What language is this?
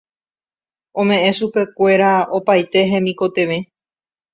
Guarani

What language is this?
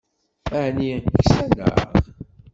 Kabyle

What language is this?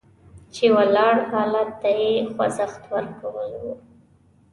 Pashto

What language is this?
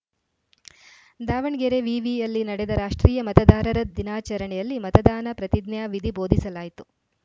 Kannada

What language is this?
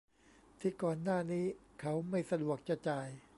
Thai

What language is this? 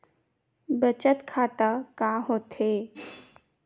Chhattisgarhi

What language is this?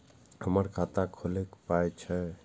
Maithili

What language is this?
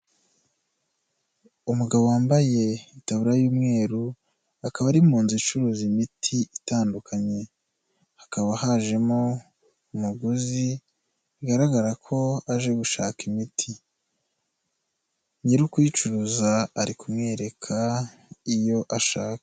Kinyarwanda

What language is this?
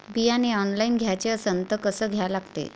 Marathi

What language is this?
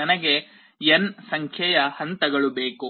Kannada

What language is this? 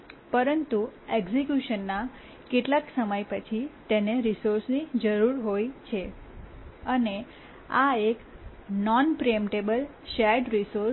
Gujarati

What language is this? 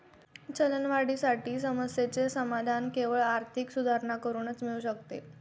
Marathi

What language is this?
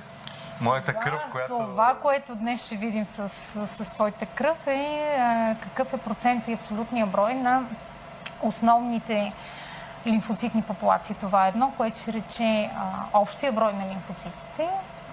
Bulgarian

